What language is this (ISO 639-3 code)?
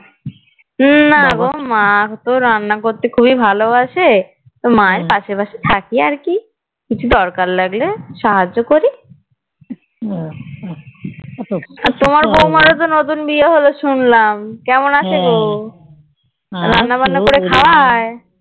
ben